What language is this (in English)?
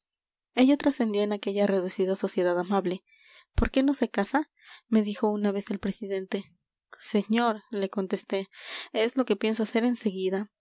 Spanish